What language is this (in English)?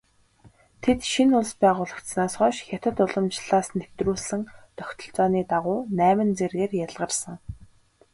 Mongolian